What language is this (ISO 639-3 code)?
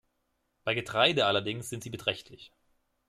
deu